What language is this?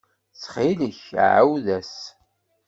Kabyle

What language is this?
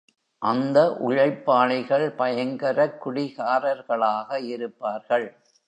Tamil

